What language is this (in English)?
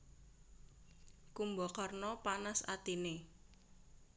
Javanese